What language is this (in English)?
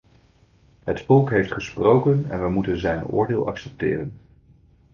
Dutch